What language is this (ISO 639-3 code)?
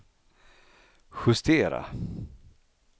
swe